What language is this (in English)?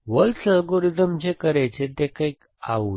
Gujarati